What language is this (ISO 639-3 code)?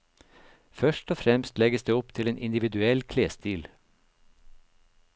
nor